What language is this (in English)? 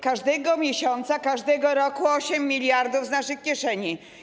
Polish